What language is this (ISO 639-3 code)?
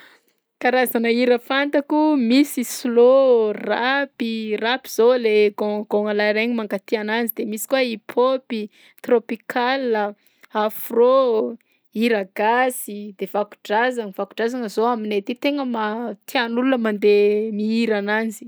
bzc